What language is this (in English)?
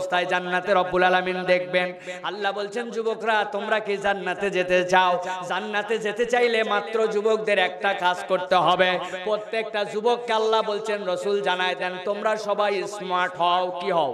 Bangla